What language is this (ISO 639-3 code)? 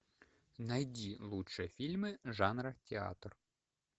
rus